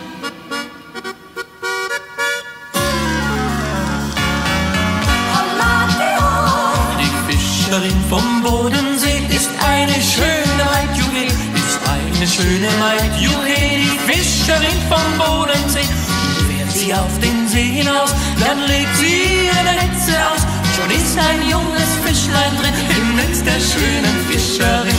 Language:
German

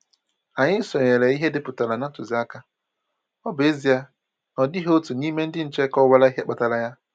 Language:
Igbo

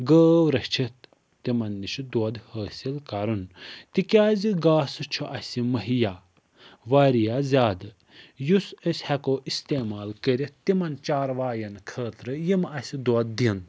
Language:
Kashmiri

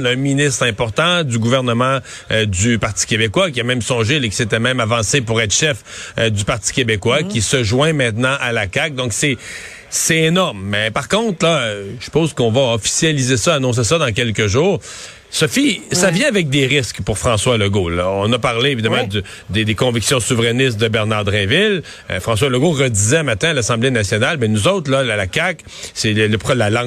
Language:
French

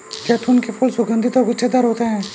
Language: Hindi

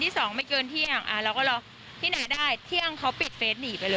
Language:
Thai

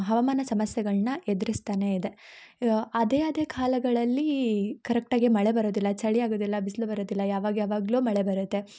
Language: Kannada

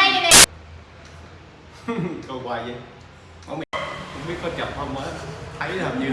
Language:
Vietnamese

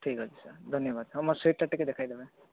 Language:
Odia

